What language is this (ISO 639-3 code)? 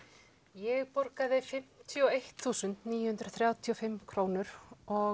isl